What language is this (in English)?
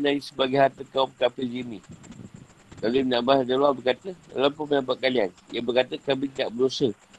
Malay